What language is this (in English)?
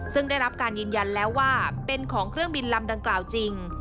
Thai